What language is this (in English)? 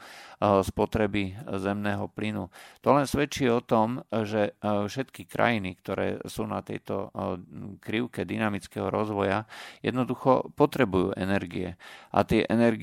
Slovak